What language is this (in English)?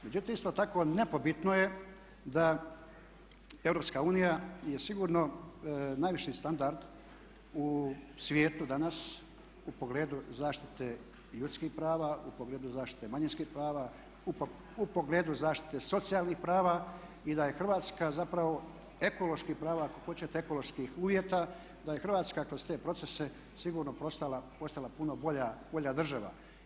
Croatian